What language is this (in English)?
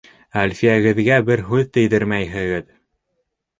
Bashkir